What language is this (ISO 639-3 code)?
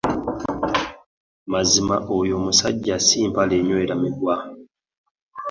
lug